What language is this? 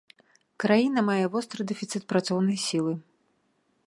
Belarusian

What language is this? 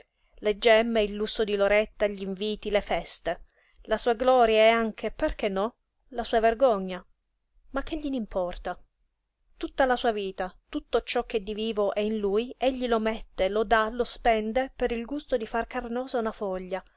Italian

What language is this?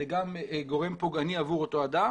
Hebrew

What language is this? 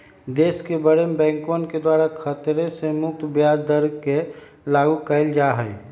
Magahi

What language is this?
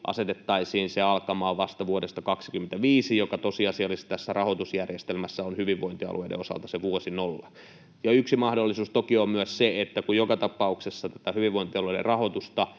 Finnish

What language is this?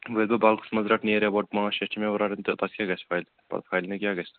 Kashmiri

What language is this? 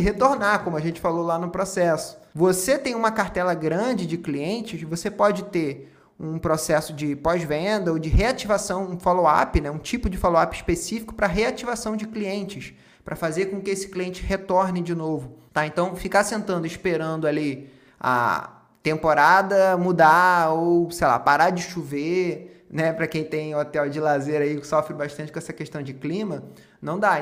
Portuguese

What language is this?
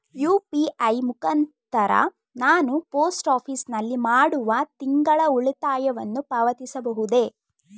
Kannada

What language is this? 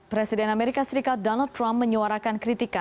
Indonesian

